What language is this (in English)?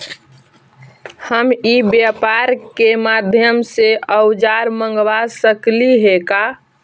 Magahi